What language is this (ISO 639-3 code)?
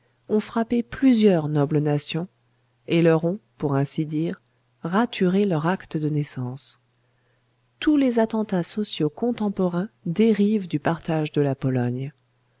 fra